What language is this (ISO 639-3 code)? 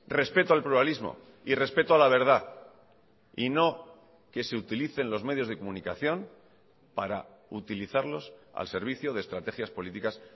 spa